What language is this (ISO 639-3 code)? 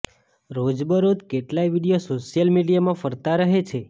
guj